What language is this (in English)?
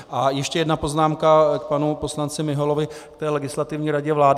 Czech